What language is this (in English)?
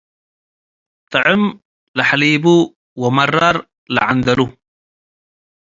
Tigre